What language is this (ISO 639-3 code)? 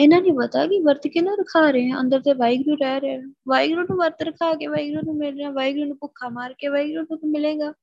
pan